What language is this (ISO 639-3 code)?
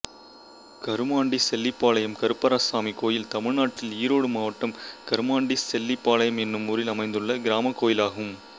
tam